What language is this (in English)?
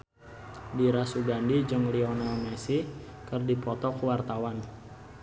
Sundanese